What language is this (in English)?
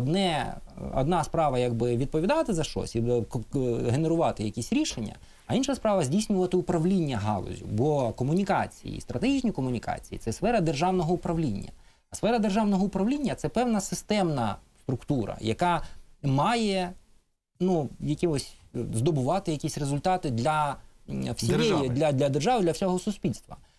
Ukrainian